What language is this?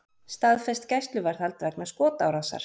Icelandic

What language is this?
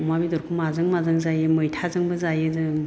Bodo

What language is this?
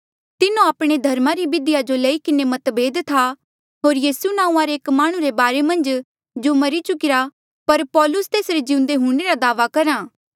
Mandeali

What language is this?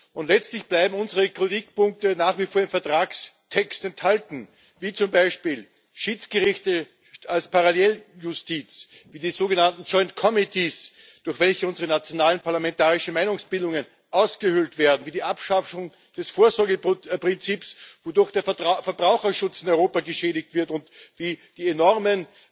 German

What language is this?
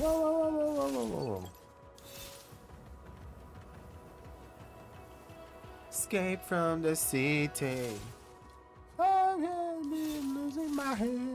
Portuguese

